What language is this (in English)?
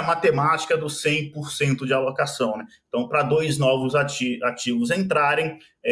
Portuguese